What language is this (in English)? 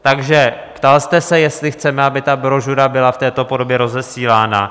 Czech